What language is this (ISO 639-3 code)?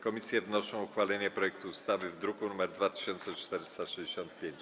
pol